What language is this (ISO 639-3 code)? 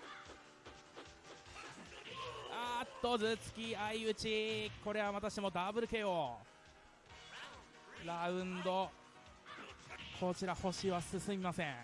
jpn